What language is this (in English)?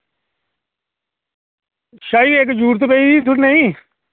Dogri